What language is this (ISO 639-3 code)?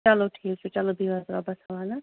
kas